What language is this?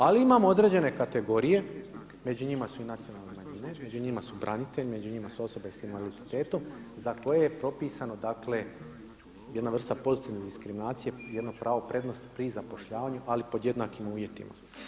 Croatian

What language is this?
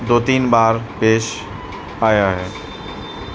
Urdu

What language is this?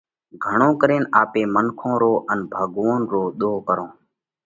Parkari Koli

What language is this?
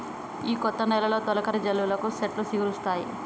Telugu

